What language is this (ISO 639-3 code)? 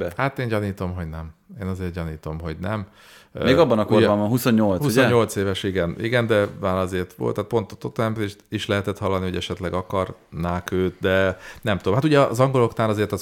hun